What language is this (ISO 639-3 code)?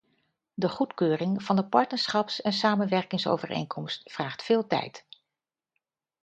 nld